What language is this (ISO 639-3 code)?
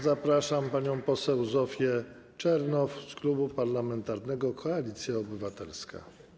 pol